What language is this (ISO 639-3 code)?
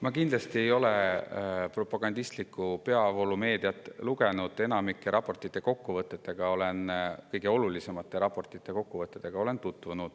est